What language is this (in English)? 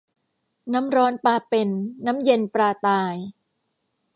Thai